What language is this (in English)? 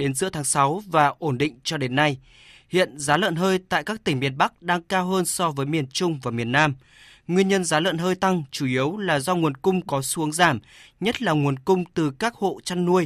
Vietnamese